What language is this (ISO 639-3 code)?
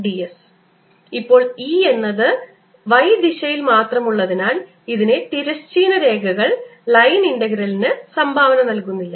mal